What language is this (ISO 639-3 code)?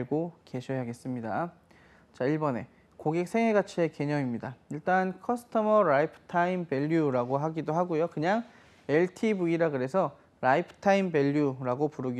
kor